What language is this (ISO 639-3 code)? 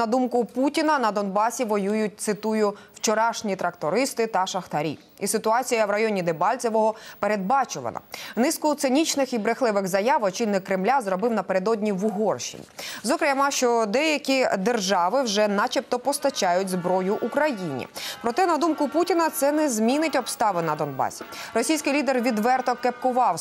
ukr